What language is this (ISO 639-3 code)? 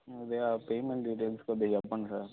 tel